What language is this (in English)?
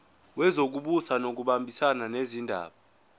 Zulu